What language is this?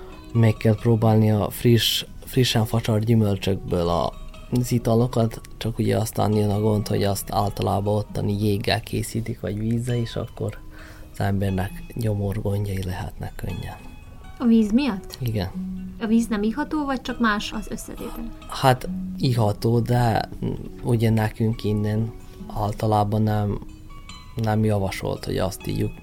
Hungarian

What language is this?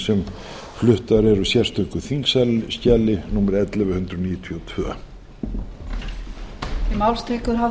Icelandic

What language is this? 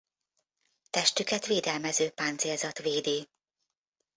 Hungarian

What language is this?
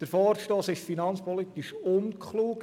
Swiss German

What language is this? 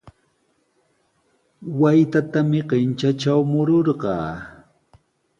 Sihuas Ancash Quechua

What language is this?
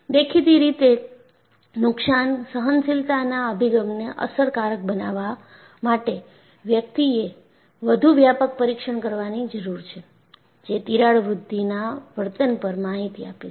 Gujarati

